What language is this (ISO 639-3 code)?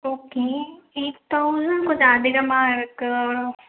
tam